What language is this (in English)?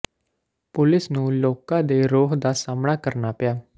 Punjabi